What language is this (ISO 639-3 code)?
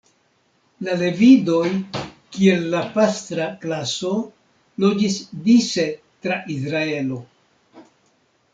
epo